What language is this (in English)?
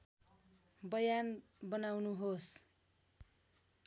Nepali